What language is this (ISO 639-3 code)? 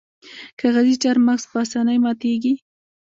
pus